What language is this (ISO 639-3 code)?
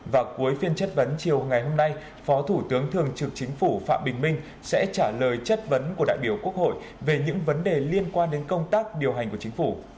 vie